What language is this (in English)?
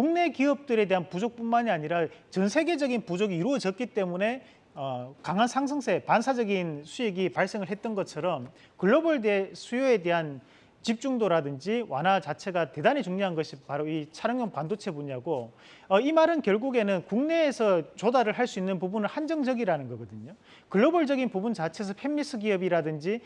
Korean